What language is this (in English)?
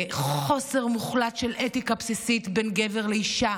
Hebrew